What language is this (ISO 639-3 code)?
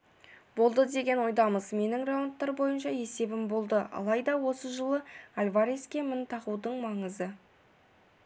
kaz